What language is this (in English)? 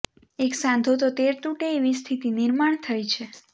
Gujarati